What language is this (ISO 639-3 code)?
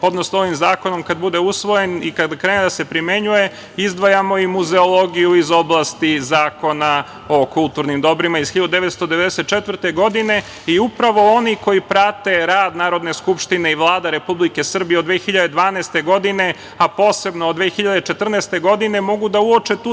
srp